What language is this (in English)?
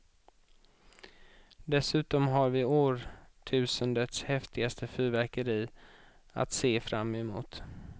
Swedish